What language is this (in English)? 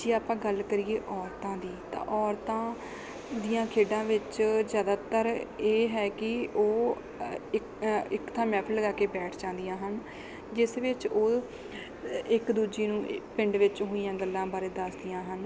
Punjabi